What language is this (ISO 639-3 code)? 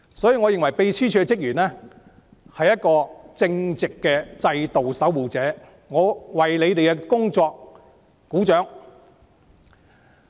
yue